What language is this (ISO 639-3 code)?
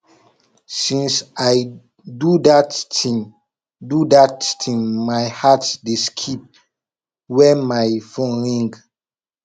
pcm